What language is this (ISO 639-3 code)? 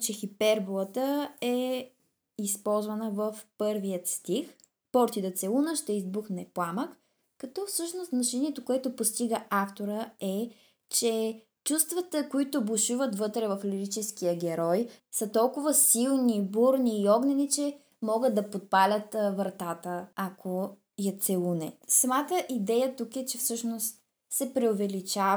bul